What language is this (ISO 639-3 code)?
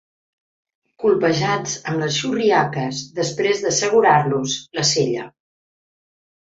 cat